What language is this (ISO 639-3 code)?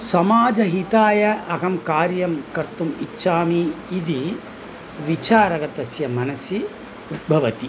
san